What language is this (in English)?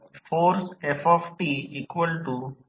Marathi